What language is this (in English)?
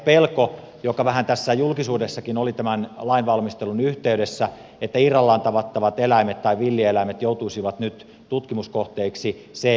Finnish